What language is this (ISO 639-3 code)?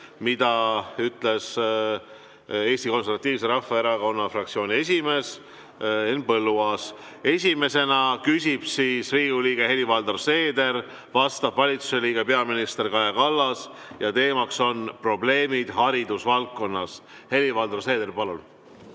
est